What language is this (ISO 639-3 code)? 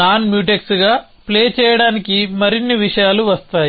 tel